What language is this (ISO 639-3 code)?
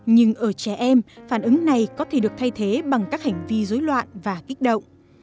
vie